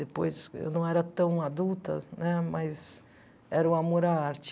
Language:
Portuguese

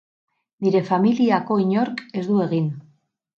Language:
Basque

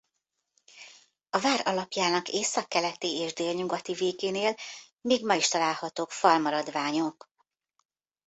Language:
Hungarian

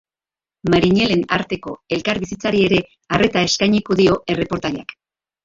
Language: Basque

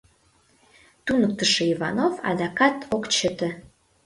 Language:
Mari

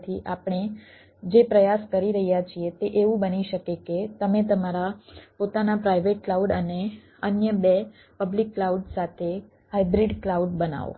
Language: Gujarati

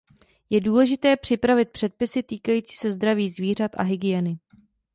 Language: Czech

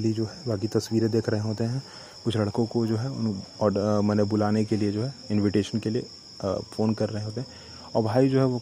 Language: Hindi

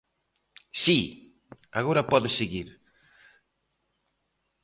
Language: Galician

